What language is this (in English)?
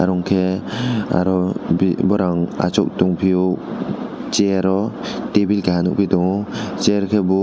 Kok Borok